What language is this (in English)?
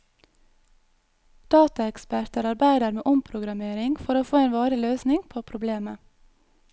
Norwegian